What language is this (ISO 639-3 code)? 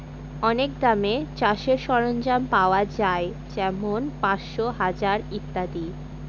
ben